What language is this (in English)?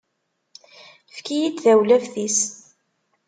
Kabyle